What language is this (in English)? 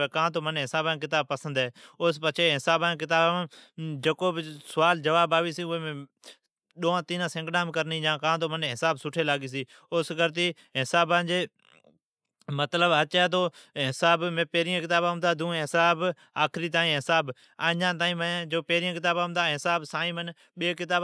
Od